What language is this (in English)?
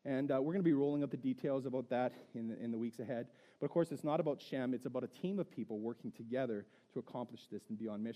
English